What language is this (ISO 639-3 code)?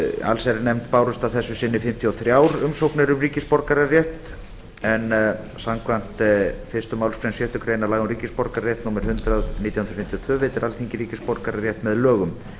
isl